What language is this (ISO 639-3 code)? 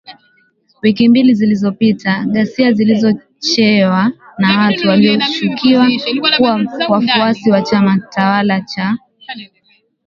swa